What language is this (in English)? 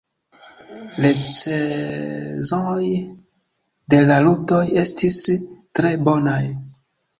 Esperanto